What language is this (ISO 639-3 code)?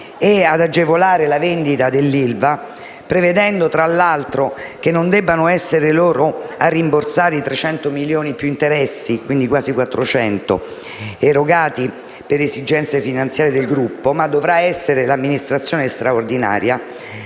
ita